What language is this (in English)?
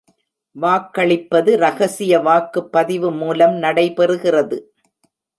Tamil